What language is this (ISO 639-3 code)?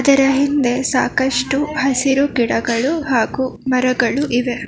kan